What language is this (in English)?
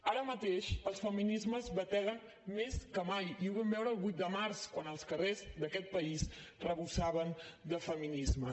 Catalan